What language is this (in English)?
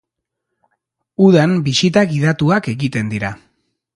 Basque